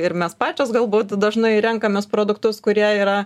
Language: Lithuanian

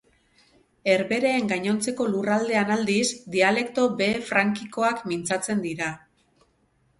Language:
Basque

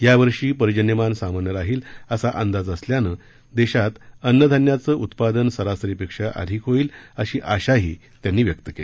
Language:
Marathi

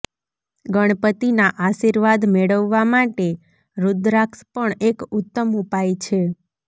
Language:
Gujarati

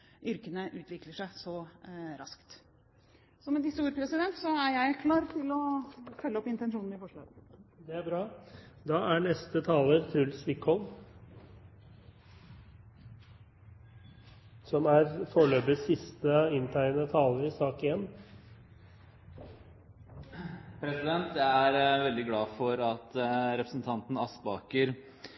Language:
Norwegian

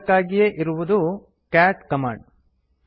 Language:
Kannada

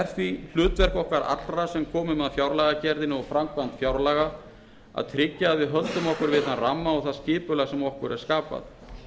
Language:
Icelandic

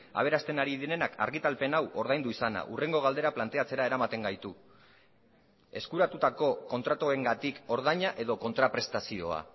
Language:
Basque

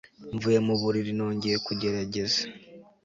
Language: Kinyarwanda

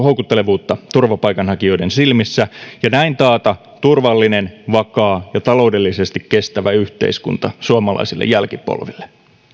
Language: Finnish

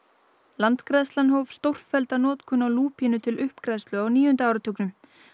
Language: Icelandic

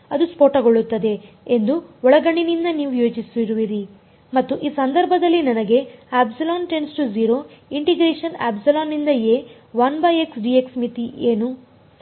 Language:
Kannada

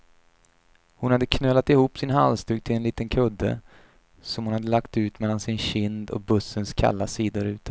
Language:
Swedish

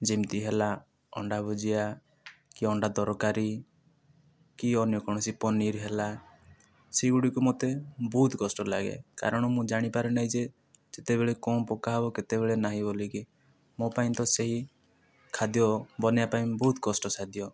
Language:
Odia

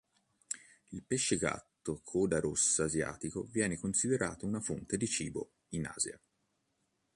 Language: Italian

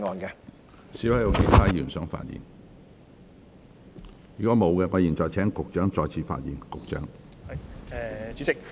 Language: Cantonese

